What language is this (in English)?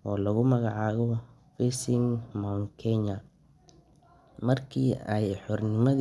Somali